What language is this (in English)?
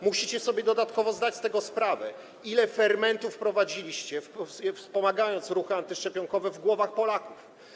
Polish